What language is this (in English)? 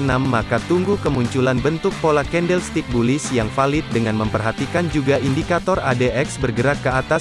Indonesian